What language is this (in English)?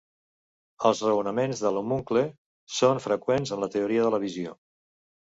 Catalan